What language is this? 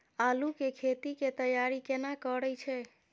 Maithili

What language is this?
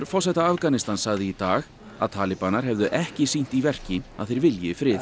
Icelandic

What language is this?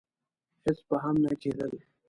Pashto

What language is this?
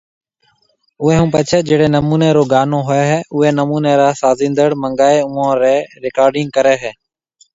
Marwari (Pakistan)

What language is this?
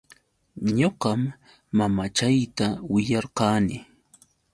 Yauyos Quechua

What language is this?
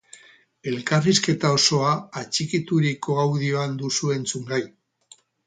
Basque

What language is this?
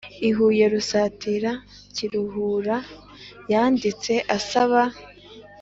Kinyarwanda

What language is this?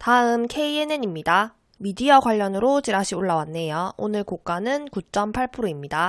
Korean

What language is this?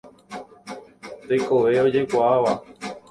Guarani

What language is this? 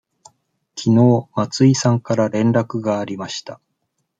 Japanese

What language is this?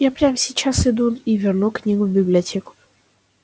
Russian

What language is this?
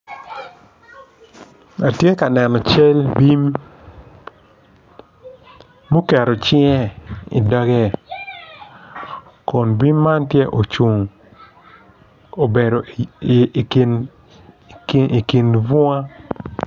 Acoli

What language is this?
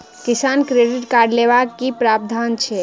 Maithili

